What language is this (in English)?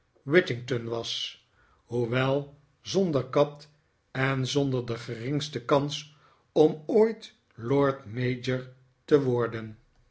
Dutch